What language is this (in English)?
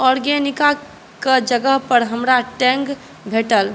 Maithili